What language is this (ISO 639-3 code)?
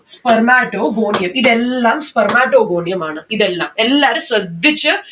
mal